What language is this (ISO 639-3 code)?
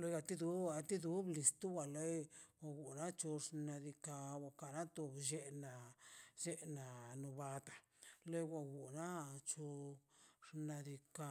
zpy